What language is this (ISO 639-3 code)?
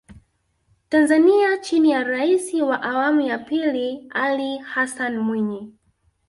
swa